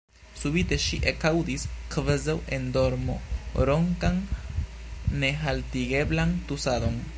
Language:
Esperanto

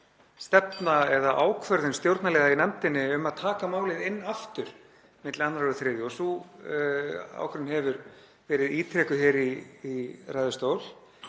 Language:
Icelandic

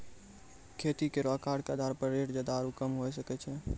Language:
Maithili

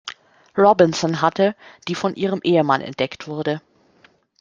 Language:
German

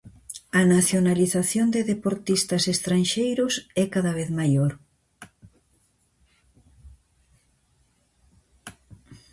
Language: Galician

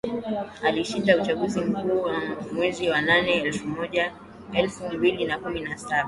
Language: Swahili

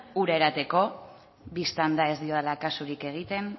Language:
Basque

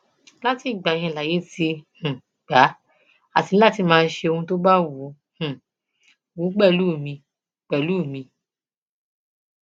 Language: Yoruba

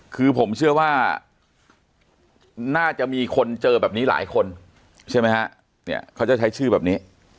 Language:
Thai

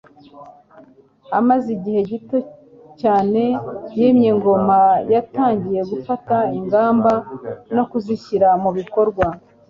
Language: Kinyarwanda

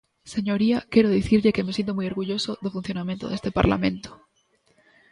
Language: Galician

